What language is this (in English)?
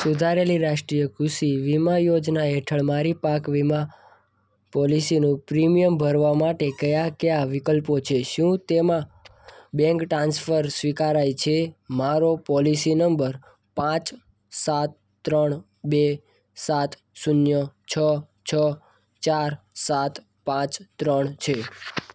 Gujarati